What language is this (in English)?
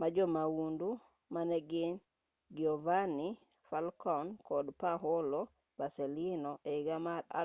Luo (Kenya and Tanzania)